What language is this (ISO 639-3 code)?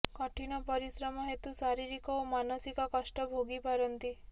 ori